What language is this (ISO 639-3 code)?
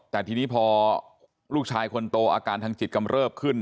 tha